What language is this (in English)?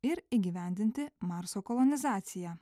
Lithuanian